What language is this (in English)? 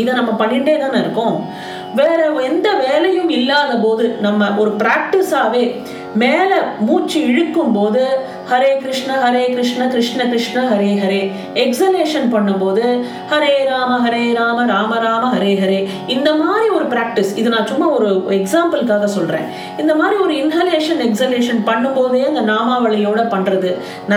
Tamil